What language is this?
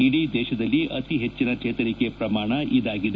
Kannada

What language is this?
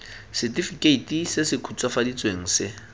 Tswana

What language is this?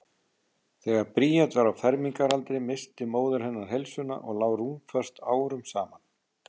Icelandic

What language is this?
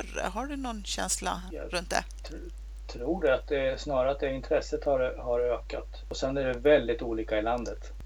Swedish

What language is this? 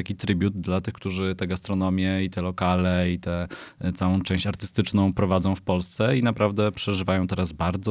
Polish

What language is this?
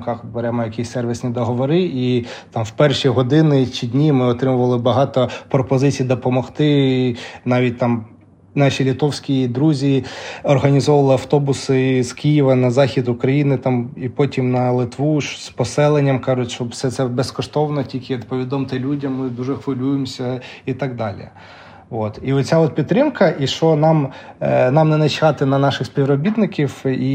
Ukrainian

